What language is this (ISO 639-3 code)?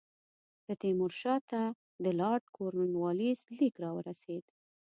pus